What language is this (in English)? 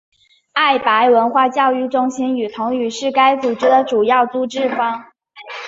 Chinese